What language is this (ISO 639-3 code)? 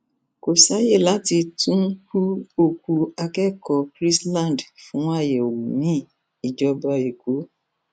yor